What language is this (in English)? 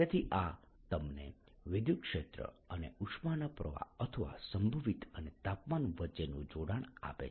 Gujarati